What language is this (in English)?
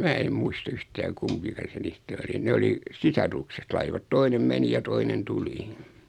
Finnish